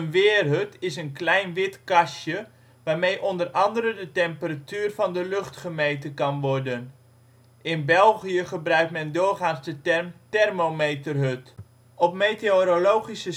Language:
Dutch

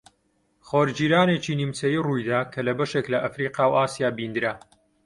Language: Central Kurdish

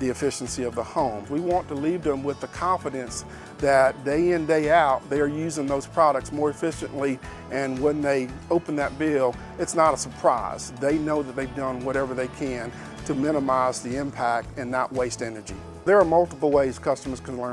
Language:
English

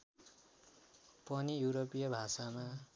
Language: Nepali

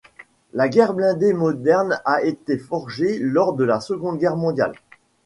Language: French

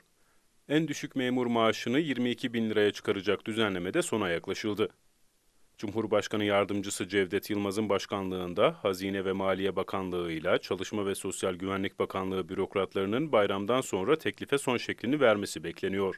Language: Turkish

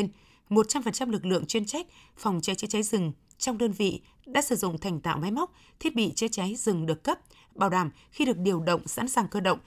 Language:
Vietnamese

